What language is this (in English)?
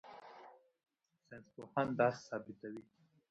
Pashto